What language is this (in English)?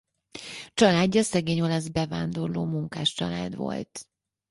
Hungarian